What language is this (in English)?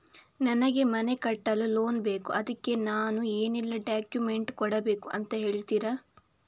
Kannada